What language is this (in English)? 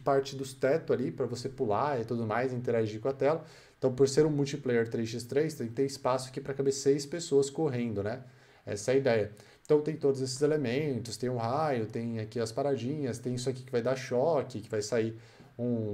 Portuguese